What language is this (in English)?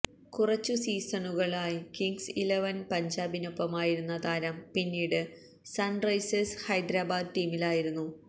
Malayalam